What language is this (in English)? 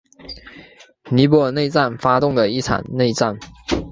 Chinese